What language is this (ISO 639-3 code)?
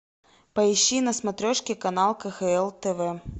rus